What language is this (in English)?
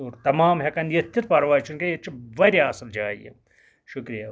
Kashmiri